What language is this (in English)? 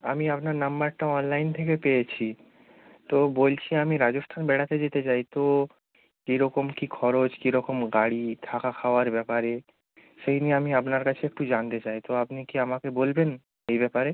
Bangla